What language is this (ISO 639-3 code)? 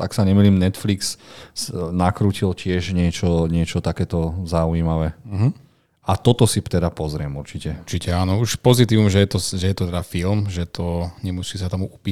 slk